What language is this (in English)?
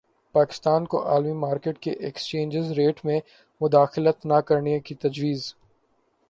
Urdu